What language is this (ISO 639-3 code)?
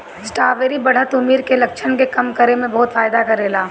bho